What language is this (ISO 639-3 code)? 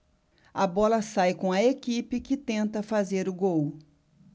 por